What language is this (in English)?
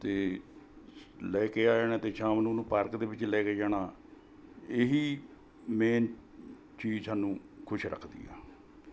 Punjabi